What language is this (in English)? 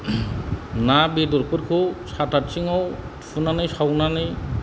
Bodo